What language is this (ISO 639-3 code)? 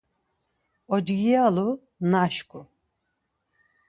lzz